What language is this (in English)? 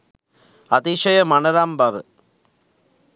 Sinhala